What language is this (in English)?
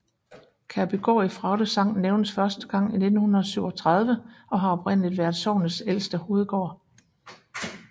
Danish